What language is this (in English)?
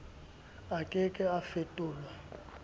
Southern Sotho